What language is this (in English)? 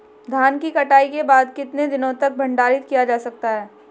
Hindi